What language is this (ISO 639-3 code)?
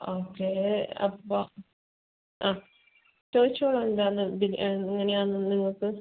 mal